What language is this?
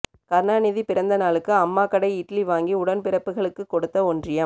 Tamil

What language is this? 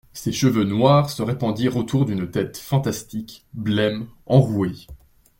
French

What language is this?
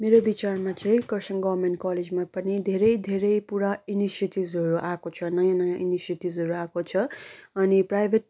Nepali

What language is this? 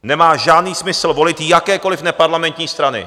Czech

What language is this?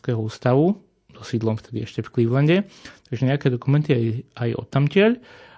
Slovak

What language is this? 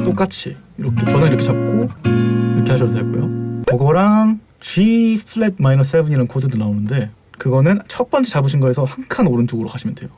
Korean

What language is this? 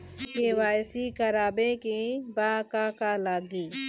Bhojpuri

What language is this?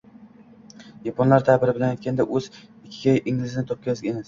Uzbek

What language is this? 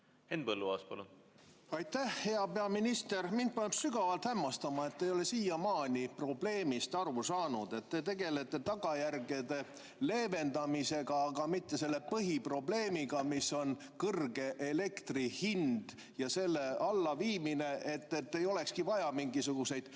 Estonian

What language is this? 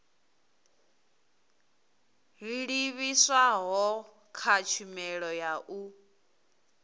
Venda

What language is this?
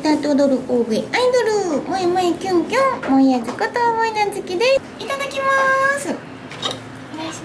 Japanese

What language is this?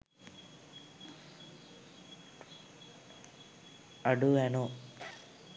Sinhala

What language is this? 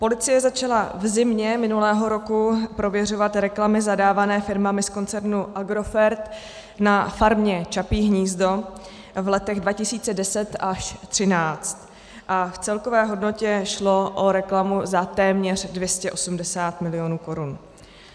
Czech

